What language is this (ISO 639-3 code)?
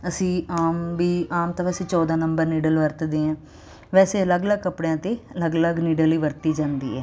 pan